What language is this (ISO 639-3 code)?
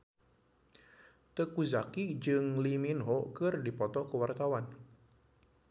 sun